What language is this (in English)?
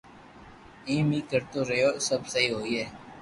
Loarki